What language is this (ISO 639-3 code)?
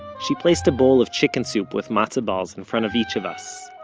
eng